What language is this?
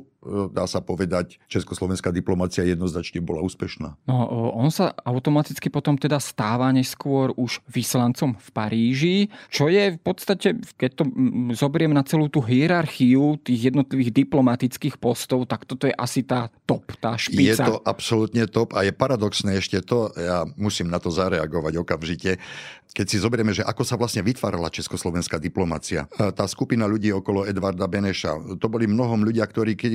Slovak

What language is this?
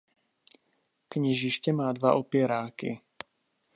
Czech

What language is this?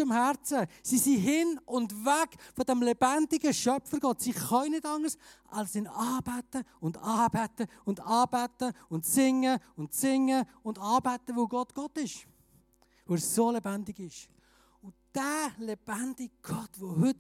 German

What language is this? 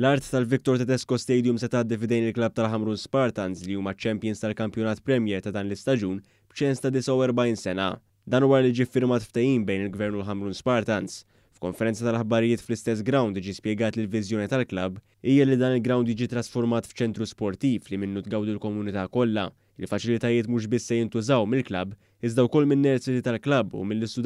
Arabic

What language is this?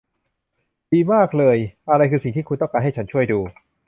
Thai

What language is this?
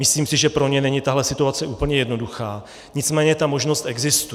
Czech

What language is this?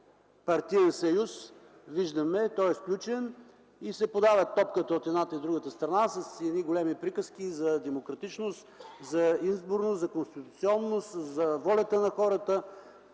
Bulgarian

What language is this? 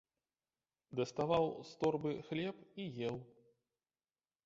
Belarusian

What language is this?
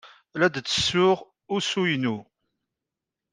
Kabyle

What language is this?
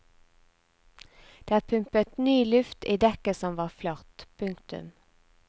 Norwegian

